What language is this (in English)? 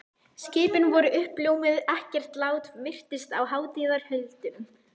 Icelandic